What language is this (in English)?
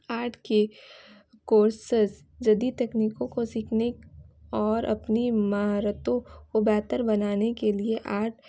Urdu